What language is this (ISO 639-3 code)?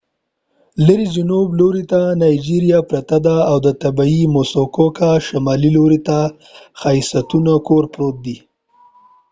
pus